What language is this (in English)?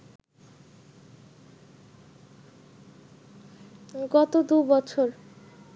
Bangla